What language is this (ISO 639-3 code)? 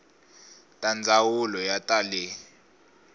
tso